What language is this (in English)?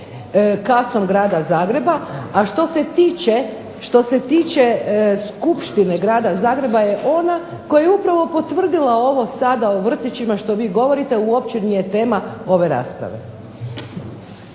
Croatian